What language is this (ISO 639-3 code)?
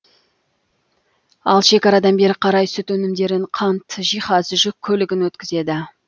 kaz